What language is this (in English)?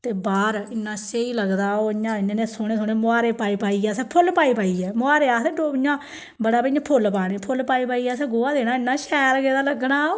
Dogri